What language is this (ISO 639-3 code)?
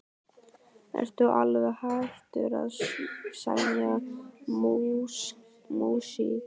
isl